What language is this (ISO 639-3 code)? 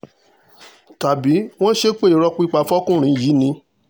yor